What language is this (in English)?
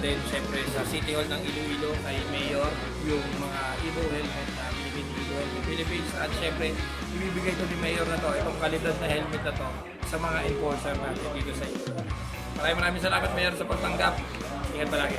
Filipino